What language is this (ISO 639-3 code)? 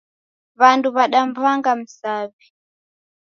dav